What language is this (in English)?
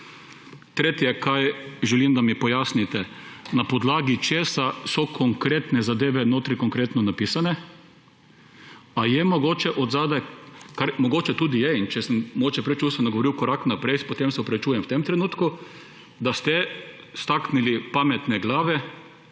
Slovenian